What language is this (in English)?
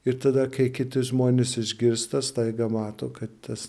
Lithuanian